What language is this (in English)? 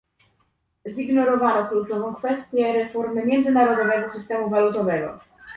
Polish